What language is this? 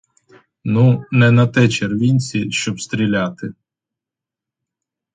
Ukrainian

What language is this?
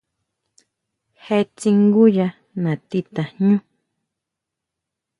Huautla Mazatec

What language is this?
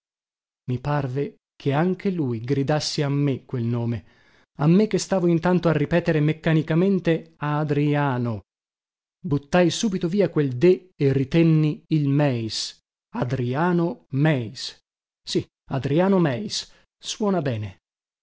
Italian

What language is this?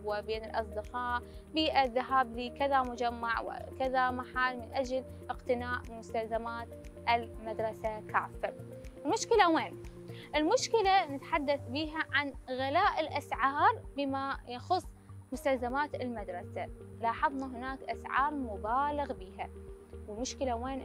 Arabic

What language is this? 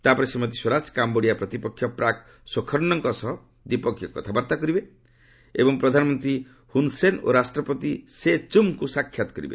Odia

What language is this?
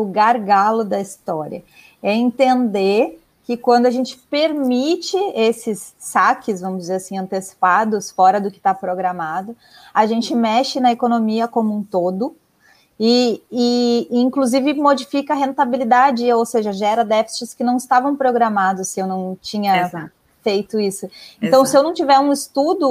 Portuguese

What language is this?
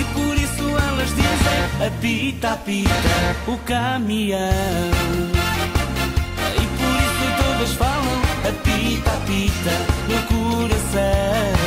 Portuguese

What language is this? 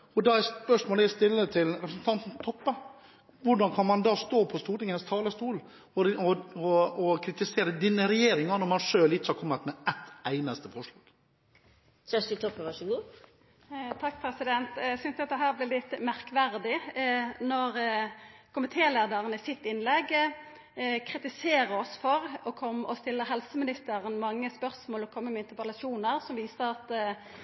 Norwegian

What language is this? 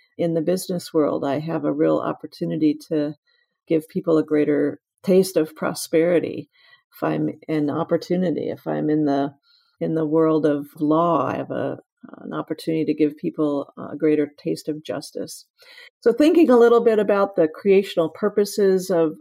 English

